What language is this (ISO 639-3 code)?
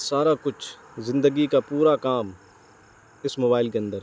urd